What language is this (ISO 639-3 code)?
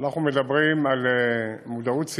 heb